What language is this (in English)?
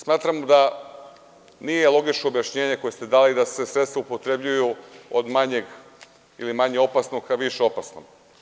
Serbian